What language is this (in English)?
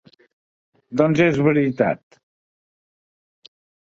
Catalan